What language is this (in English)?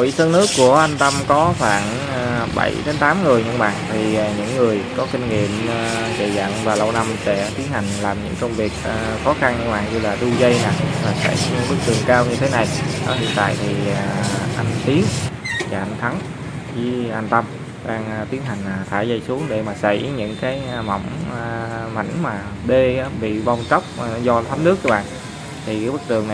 Vietnamese